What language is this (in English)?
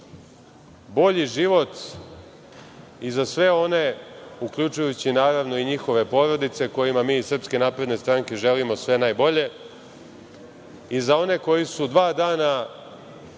Serbian